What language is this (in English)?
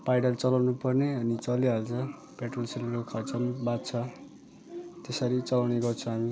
Nepali